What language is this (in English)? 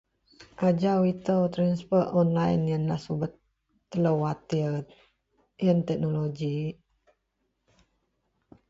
Central Melanau